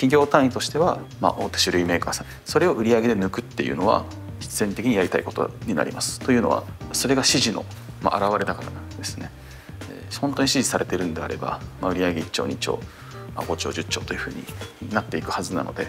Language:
Japanese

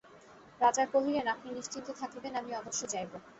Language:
Bangla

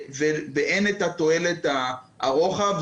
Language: Hebrew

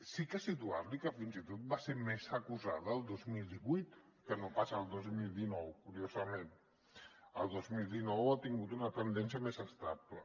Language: Catalan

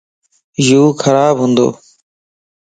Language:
Lasi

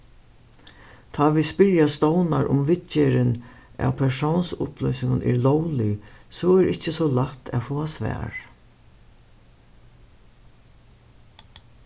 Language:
Faroese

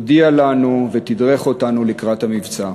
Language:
Hebrew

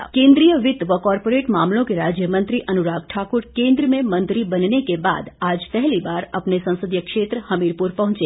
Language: Hindi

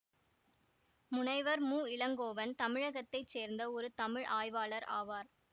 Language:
Tamil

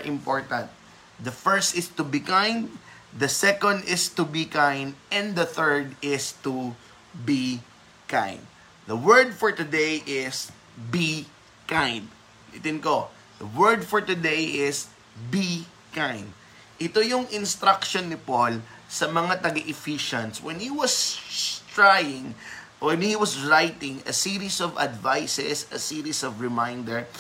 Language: Filipino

